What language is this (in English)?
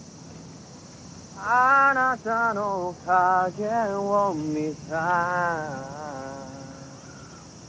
Japanese